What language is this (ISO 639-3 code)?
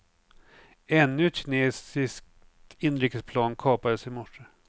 swe